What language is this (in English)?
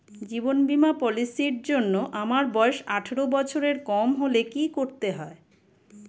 Bangla